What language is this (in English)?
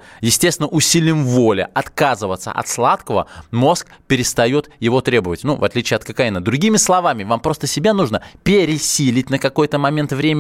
Russian